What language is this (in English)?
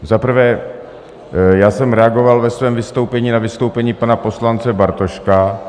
Czech